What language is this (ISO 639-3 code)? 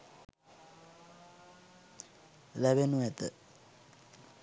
sin